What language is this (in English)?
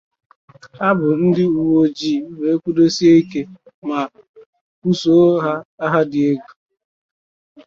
Igbo